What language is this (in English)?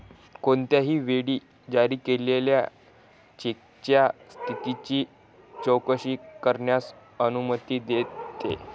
Marathi